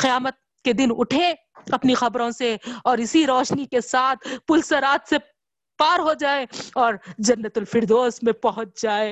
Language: Urdu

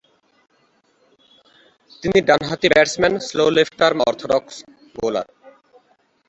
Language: Bangla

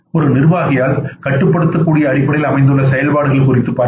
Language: Tamil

